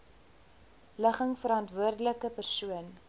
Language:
Afrikaans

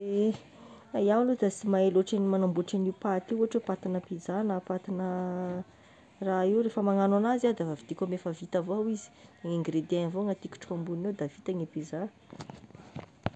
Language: Tesaka Malagasy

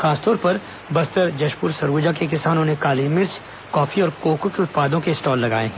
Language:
Hindi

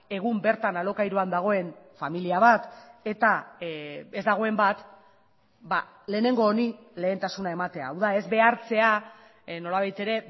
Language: Basque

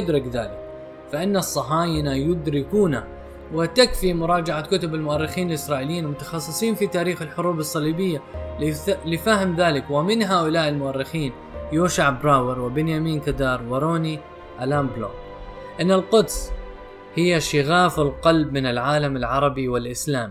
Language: Arabic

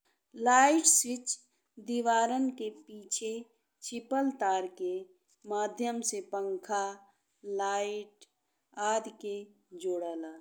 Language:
Bhojpuri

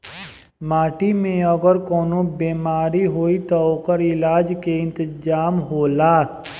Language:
Bhojpuri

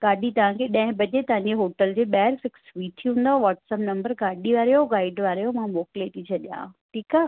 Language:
Sindhi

